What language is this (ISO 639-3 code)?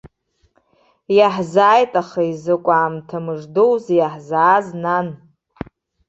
abk